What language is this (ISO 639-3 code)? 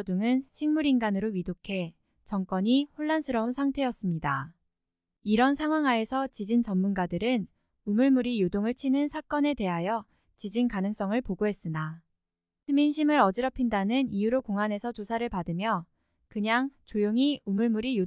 kor